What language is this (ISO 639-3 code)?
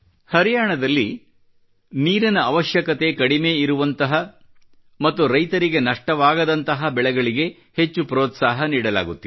kan